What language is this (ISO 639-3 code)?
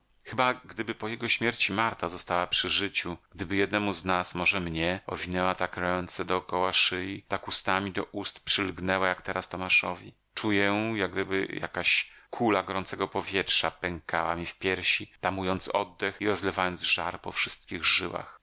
pol